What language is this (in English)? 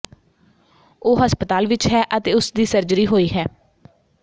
Punjabi